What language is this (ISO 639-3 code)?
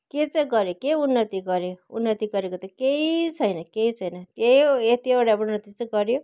nep